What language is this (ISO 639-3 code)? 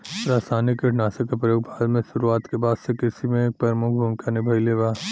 bho